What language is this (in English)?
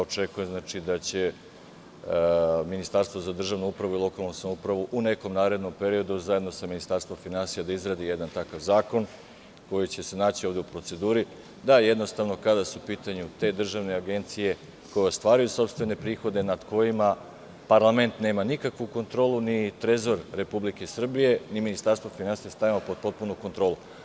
Serbian